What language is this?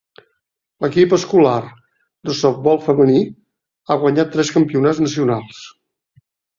Catalan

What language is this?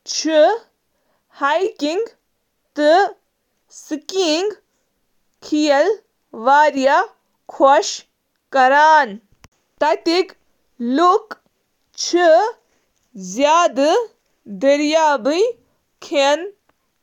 Kashmiri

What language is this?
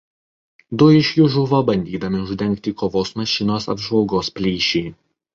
Lithuanian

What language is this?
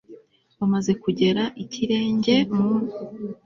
Kinyarwanda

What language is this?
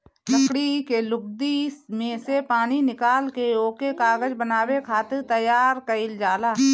Bhojpuri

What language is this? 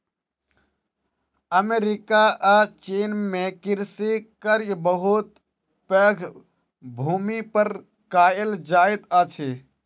Maithili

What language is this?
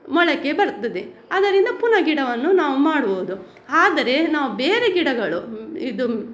Kannada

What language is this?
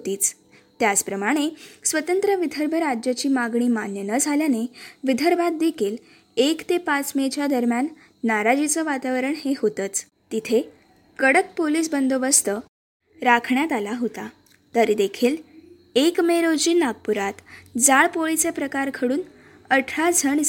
Marathi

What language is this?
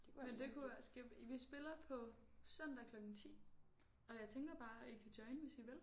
Danish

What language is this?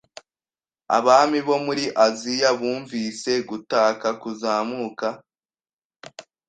Kinyarwanda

